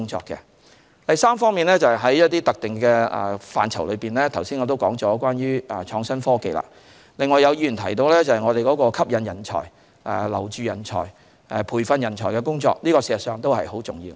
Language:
Cantonese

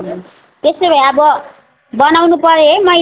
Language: Nepali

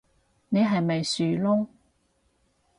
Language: Cantonese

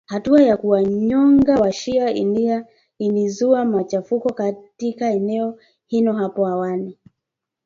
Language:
Swahili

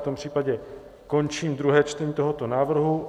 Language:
Czech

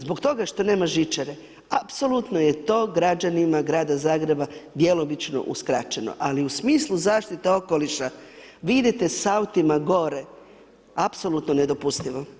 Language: Croatian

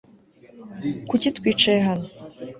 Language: Kinyarwanda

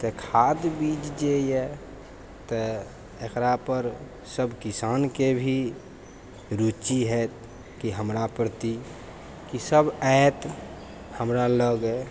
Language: Maithili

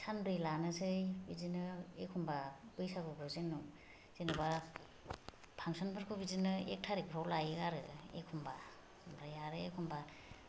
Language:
Bodo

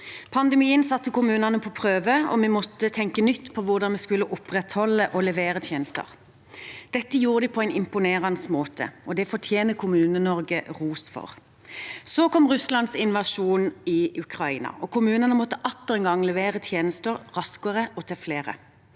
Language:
Norwegian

